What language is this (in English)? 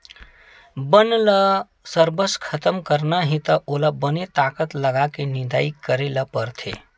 Chhattisgarhi